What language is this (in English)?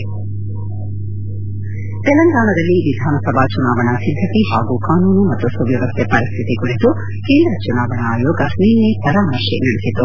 Kannada